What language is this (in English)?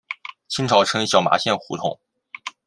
Chinese